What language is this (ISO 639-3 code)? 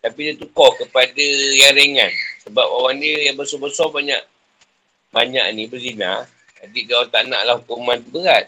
msa